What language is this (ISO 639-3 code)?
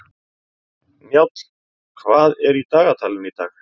isl